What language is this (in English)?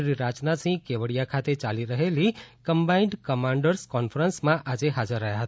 Gujarati